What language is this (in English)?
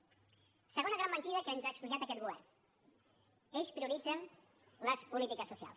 Catalan